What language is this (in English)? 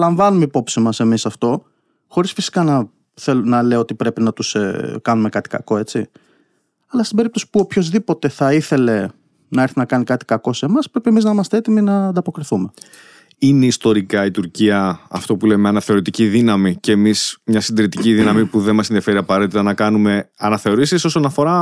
Greek